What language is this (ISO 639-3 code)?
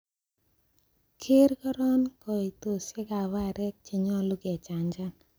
kln